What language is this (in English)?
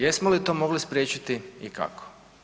Croatian